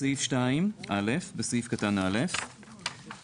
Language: Hebrew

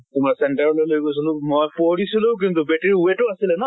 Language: Assamese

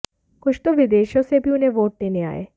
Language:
Hindi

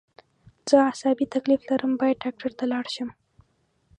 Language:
Pashto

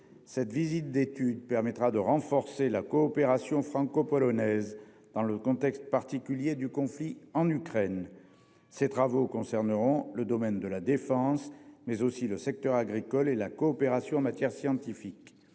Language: French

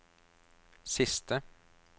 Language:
Norwegian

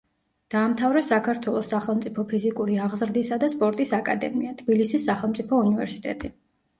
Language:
Georgian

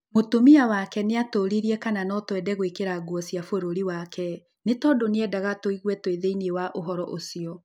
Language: Kikuyu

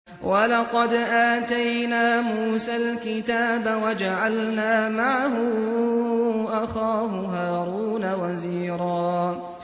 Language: Arabic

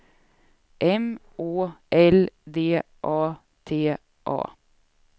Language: Swedish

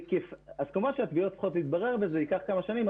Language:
Hebrew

